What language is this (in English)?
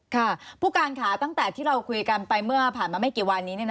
Thai